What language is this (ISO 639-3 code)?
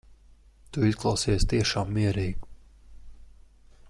lav